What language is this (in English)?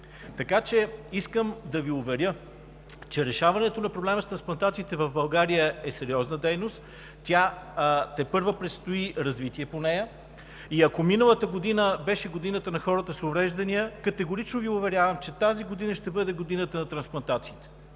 Bulgarian